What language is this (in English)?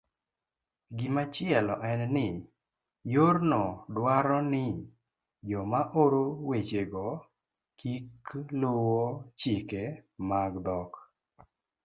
Luo (Kenya and Tanzania)